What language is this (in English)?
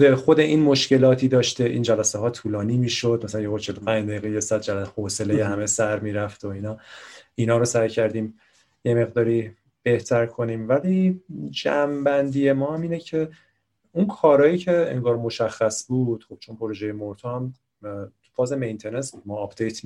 Persian